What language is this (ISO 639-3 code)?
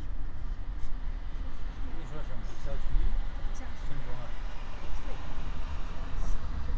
zho